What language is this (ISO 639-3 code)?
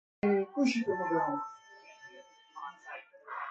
fas